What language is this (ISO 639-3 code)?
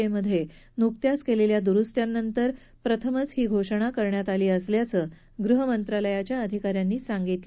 mar